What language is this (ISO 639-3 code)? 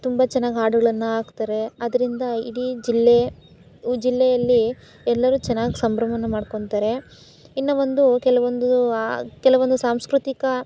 kan